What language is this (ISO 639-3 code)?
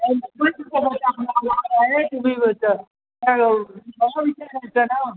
mar